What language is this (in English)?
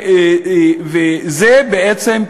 Hebrew